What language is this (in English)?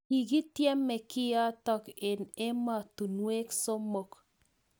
Kalenjin